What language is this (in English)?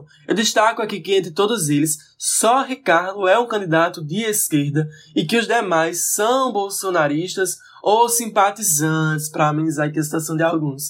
Portuguese